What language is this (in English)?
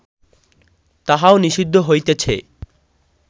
Bangla